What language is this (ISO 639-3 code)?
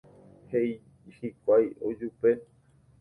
grn